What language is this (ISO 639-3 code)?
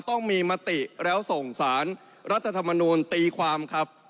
tha